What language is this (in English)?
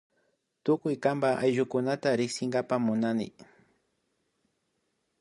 Imbabura Highland Quichua